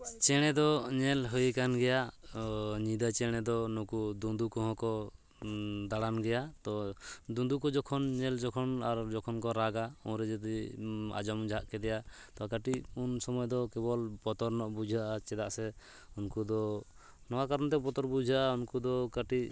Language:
Santali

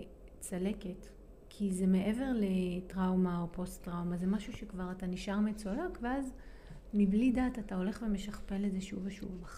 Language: Hebrew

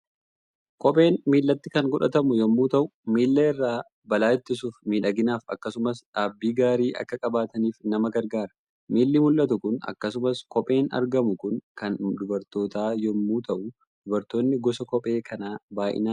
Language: Oromo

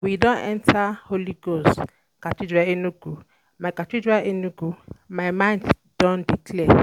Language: Nigerian Pidgin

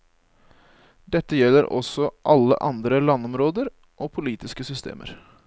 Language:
Norwegian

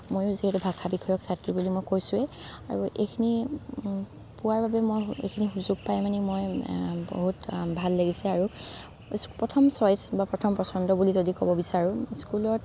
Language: Assamese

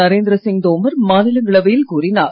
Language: Tamil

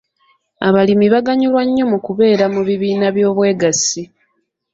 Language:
Ganda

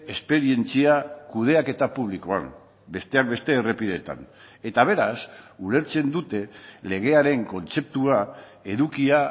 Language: Basque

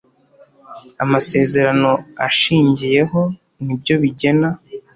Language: Kinyarwanda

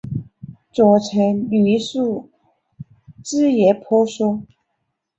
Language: Chinese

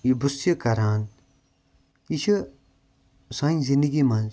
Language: Kashmiri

